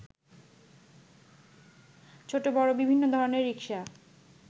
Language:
Bangla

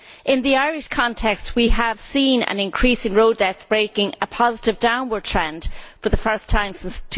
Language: English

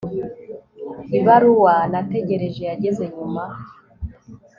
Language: Kinyarwanda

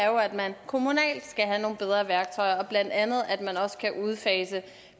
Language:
Danish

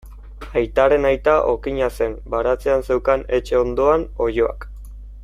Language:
Basque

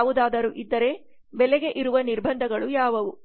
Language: Kannada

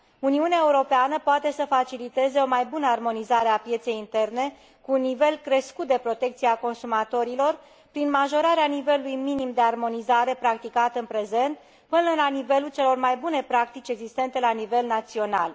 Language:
Romanian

